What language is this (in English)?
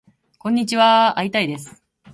Japanese